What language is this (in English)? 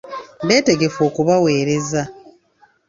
Ganda